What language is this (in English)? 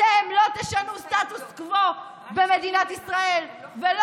Hebrew